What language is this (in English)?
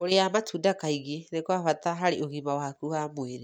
Kikuyu